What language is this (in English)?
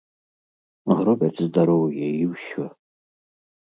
Belarusian